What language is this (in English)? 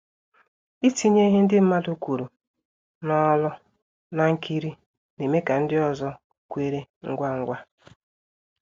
Igbo